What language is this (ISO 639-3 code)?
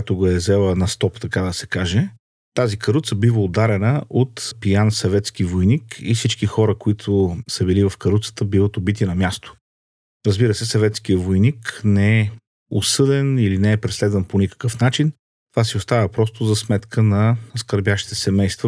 bul